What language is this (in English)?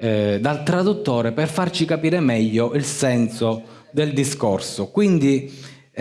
Italian